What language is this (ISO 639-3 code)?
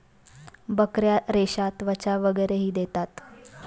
mar